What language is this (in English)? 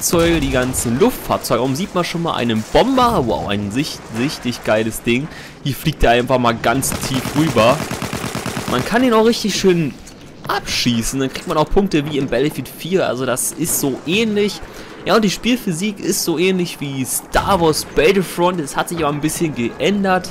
German